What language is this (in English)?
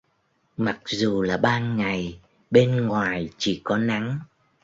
Vietnamese